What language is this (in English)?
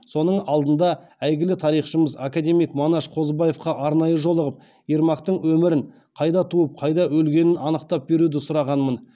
Kazakh